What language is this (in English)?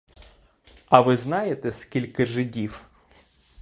Ukrainian